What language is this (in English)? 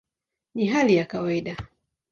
Swahili